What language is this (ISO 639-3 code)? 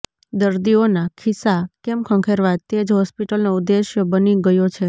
guj